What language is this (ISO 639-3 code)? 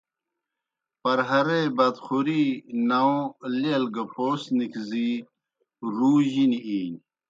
plk